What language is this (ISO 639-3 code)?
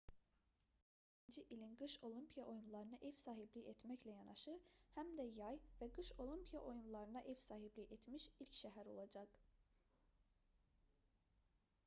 aze